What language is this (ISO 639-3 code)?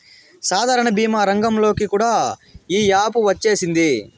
tel